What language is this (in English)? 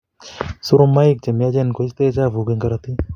Kalenjin